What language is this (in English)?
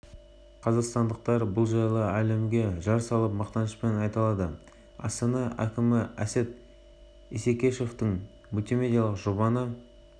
Kazakh